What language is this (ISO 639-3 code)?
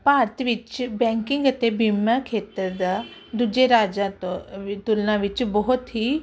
pan